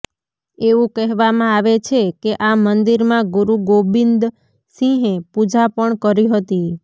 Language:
Gujarati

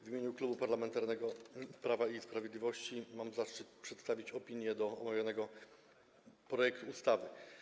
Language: Polish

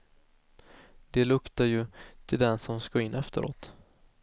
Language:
Swedish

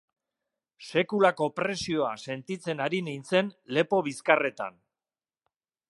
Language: Basque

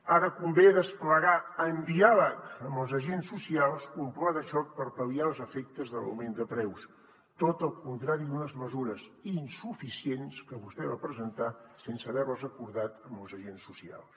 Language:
Catalan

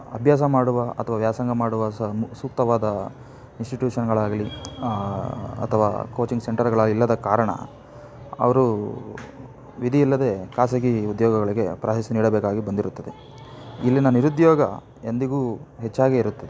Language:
Kannada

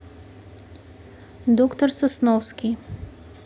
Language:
Russian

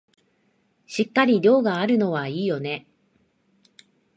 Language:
Japanese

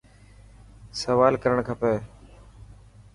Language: Dhatki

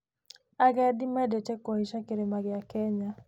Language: Kikuyu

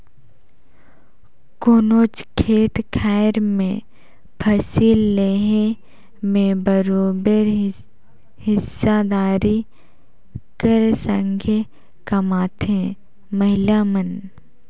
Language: Chhattisgarhi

